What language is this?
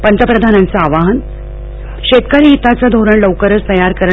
Marathi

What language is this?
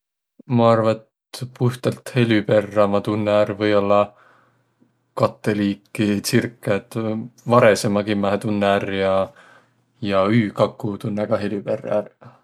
Võro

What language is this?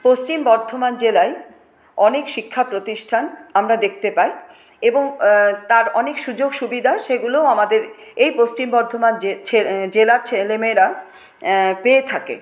Bangla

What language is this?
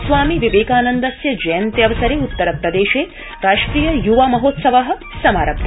Sanskrit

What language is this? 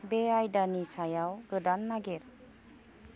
Bodo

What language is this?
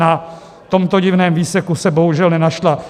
Czech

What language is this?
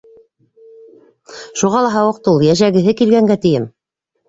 Bashkir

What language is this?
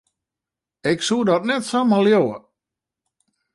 Western Frisian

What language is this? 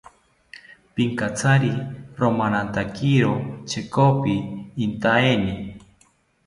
South Ucayali Ashéninka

